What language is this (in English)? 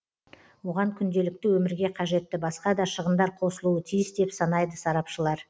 Kazakh